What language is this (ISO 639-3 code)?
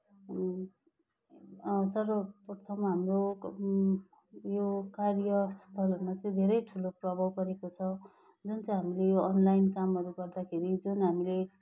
nep